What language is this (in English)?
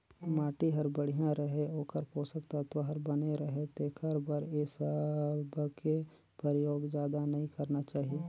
Chhattisgarhi